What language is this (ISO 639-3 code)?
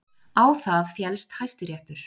isl